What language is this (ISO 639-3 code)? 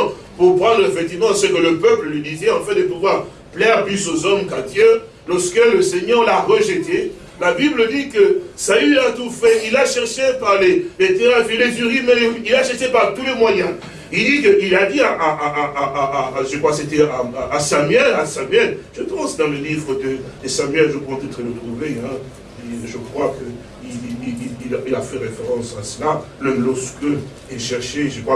fra